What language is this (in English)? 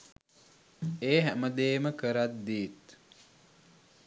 Sinhala